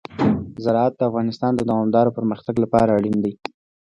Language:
Pashto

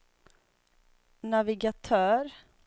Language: Swedish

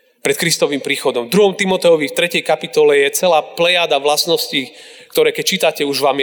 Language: Slovak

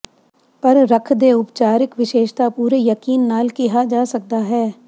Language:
Punjabi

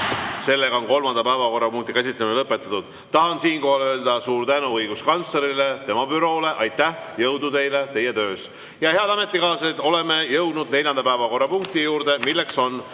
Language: Estonian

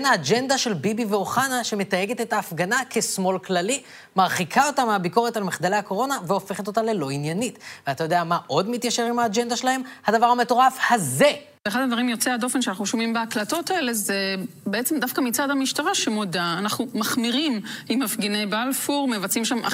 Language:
Hebrew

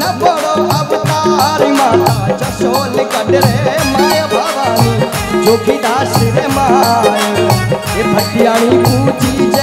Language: Hindi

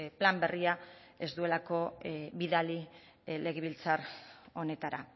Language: Basque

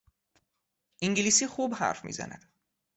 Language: Persian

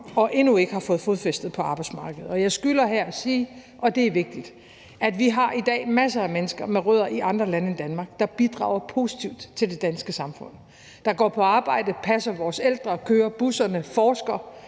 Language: Danish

